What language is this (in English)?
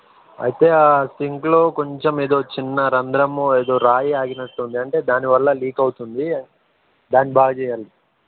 Telugu